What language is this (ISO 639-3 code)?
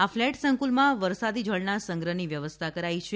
guj